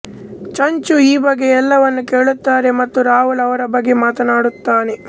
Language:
Kannada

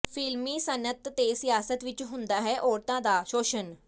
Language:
Punjabi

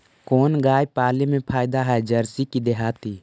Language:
Magahi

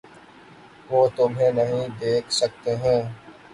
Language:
Urdu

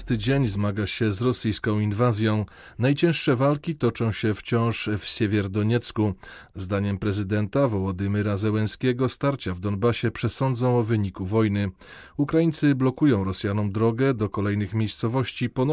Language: Polish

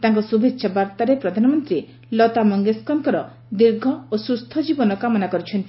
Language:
Odia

